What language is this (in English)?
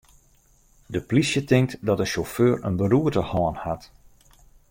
Western Frisian